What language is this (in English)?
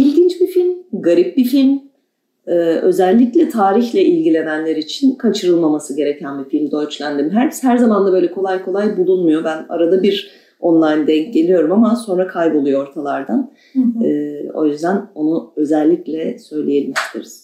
Turkish